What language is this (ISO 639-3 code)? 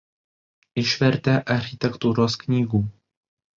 lit